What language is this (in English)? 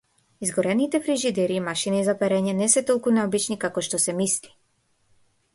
Macedonian